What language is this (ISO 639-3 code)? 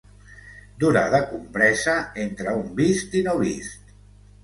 cat